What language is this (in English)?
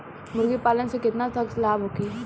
Bhojpuri